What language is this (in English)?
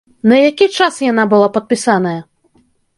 Belarusian